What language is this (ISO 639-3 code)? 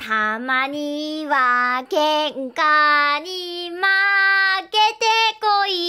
jpn